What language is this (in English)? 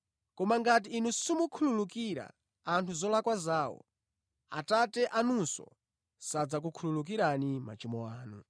Nyanja